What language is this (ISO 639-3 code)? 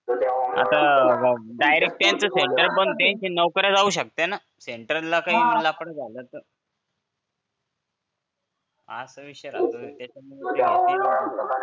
mar